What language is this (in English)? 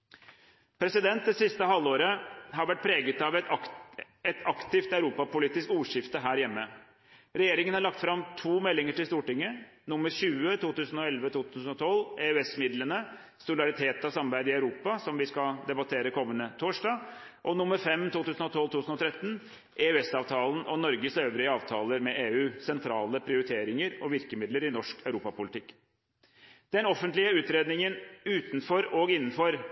Norwegian Bokmål